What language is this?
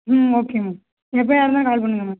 Tamil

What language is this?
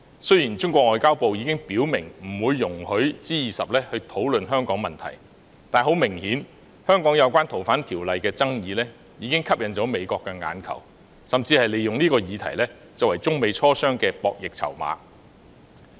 Cantonese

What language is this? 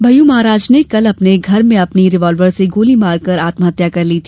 Hindi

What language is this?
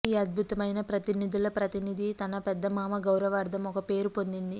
Telugu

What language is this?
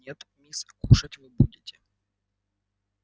Russian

